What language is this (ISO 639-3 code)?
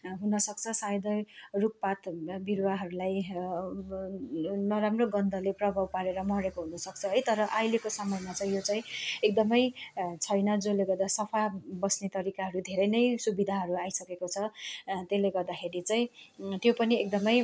nep